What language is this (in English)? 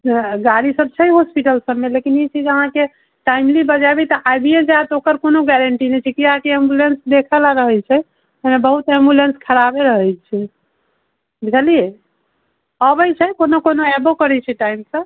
Maithili